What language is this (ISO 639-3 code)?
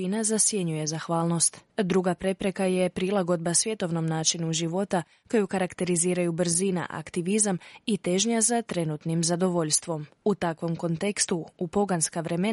hrv